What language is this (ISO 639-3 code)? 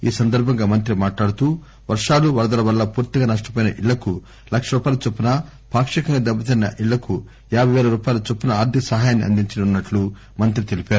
tel